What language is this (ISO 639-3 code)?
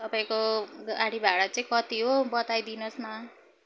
nep